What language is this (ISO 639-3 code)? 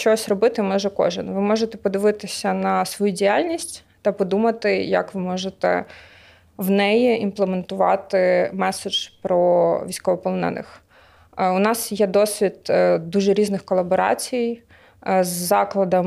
ukr